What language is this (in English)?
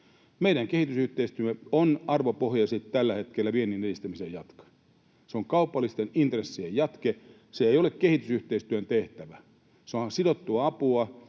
Finnish